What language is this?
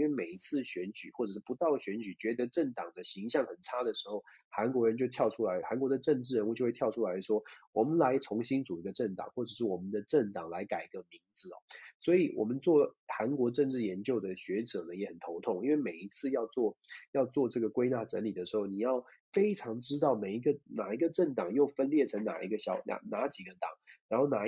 Chinese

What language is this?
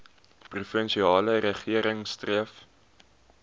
Afrikaans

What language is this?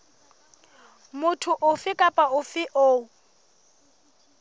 Southern Sotho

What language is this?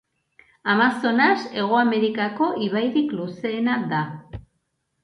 Basque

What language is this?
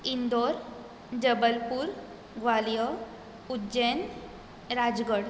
Konkani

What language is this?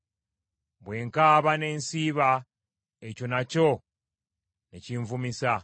Ganda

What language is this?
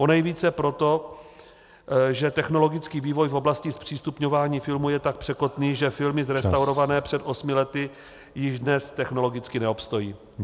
Czech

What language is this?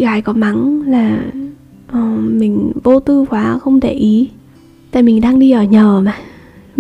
Vietnamese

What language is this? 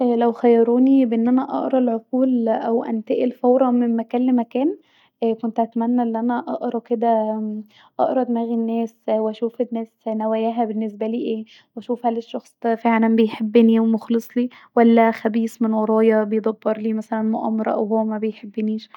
Egyptian Arabic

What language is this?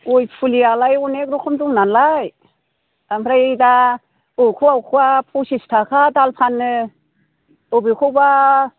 Bodo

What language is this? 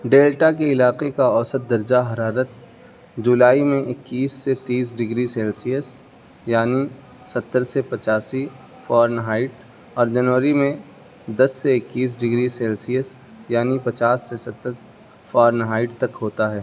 Urdu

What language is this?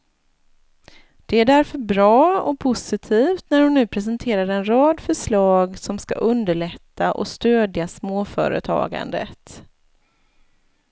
Swedish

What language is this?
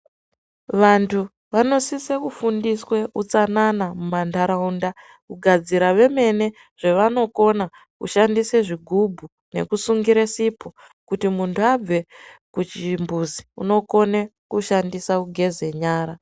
Ndau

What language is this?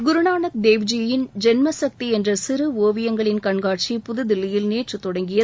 Tamil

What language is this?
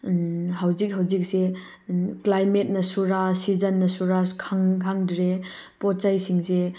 Manipuri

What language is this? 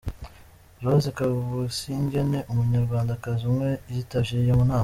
Kinyarwanda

